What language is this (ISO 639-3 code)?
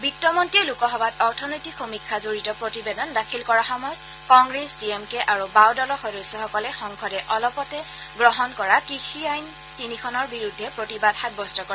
asm